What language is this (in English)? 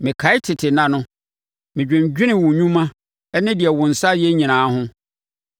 Akan